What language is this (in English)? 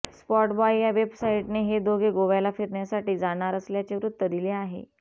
Marathi